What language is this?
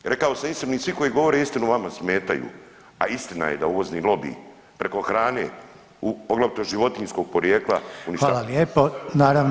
Croatian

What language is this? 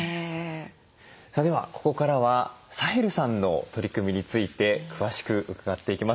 Japanese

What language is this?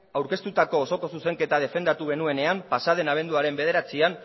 Basque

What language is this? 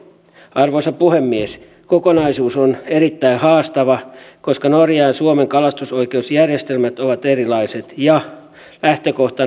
Finnish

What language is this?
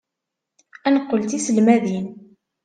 Kabyle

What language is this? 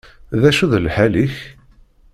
Kabyle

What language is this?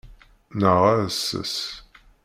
Kabyle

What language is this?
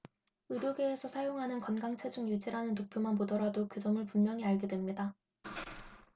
Korean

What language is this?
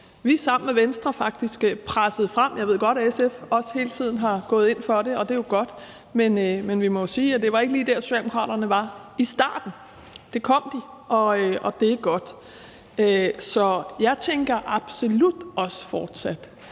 Danish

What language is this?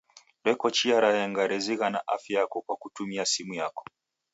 Taita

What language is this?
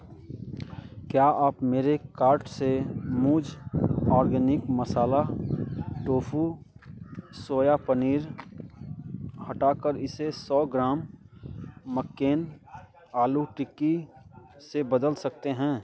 Hindi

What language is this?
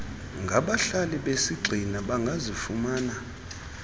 Xhosa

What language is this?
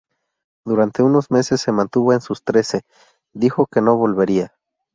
Spanish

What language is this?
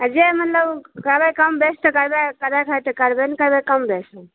Maithili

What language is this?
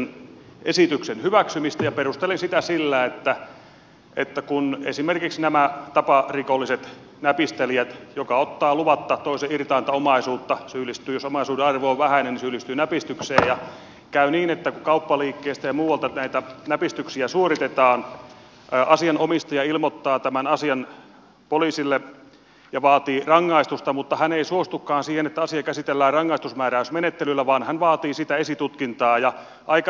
Finnish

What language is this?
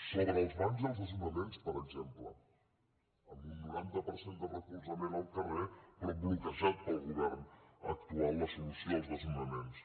Catalan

